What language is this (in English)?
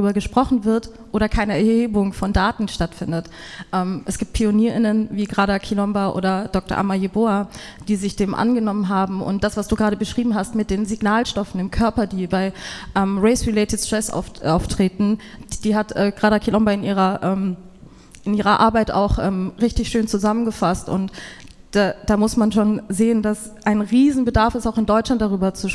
German